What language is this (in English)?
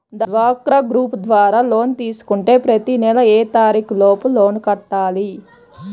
Telugu